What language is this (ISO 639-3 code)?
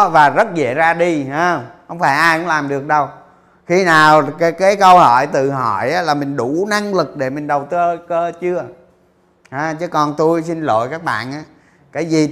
vie